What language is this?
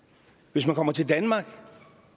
Danish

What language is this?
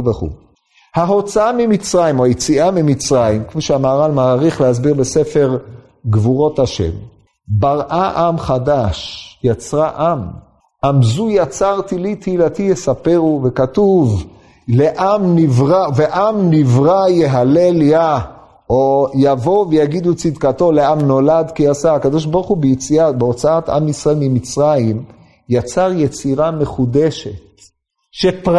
Hebrew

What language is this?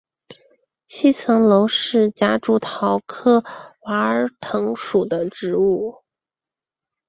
Chinese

